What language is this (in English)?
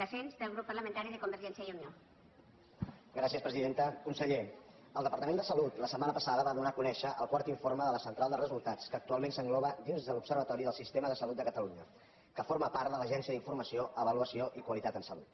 Catalan